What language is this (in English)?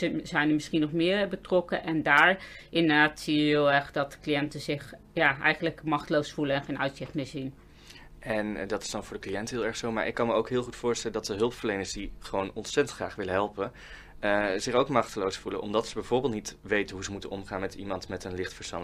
Dutch